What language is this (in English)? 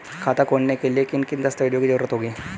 Hindi